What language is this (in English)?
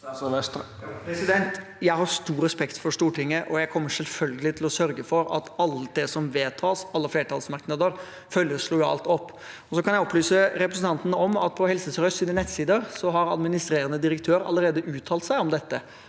Norwegian